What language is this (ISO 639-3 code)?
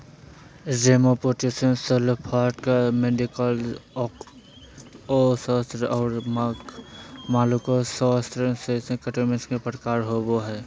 mag